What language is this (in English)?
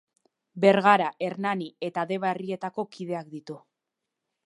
Basque